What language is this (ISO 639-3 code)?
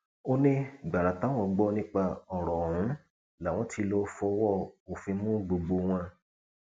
yor